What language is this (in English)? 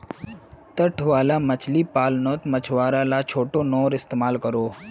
Magahi